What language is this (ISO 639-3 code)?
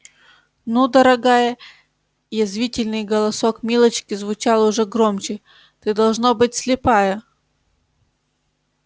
rus